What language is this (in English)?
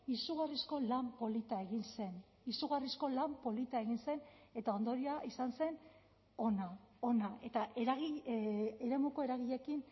Basque